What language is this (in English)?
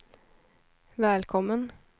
Swedish